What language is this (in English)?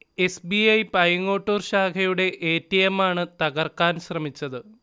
Malayalam